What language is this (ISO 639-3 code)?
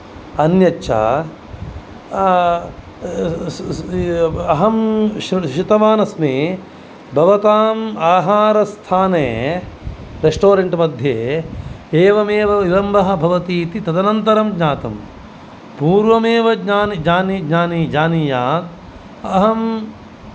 san